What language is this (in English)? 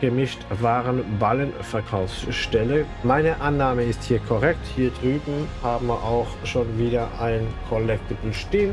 German